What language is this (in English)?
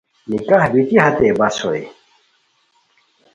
Khowar